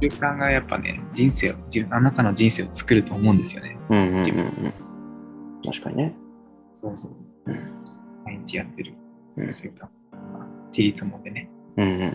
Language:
Japanese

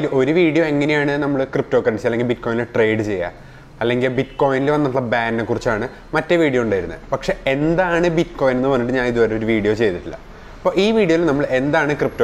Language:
Indonesian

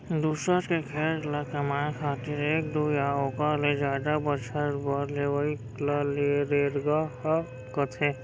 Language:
Chhattisgarhi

